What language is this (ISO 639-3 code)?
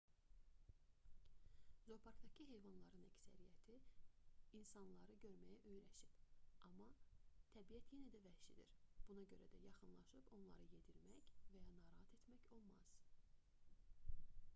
aze